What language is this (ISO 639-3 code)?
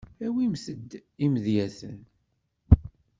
kab